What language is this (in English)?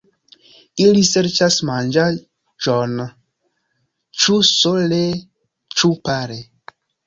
Esperanto